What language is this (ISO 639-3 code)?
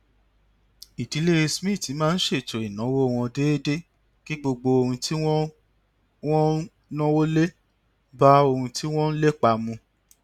yor